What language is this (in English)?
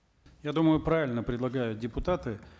Kazakh